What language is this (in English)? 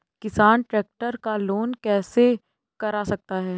Hindi